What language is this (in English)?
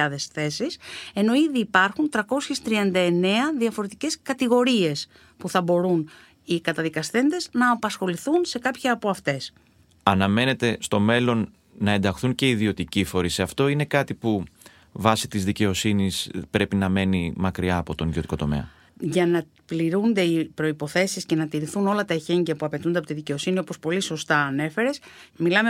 Greek